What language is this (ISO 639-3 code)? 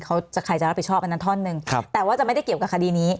tha